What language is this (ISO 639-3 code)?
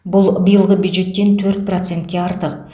kaz